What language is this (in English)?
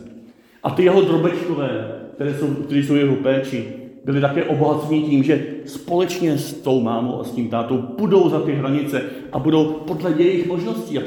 Czech